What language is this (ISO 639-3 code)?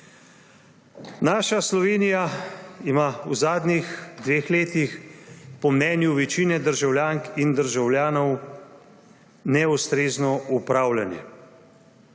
slv